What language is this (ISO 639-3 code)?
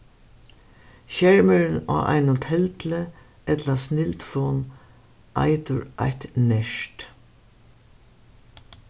fao